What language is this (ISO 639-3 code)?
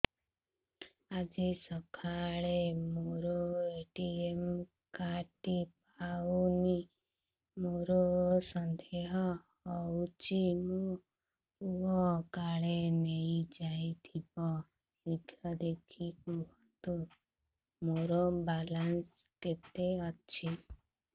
ori